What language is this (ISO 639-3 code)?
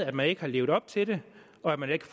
dan